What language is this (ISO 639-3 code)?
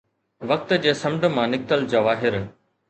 snd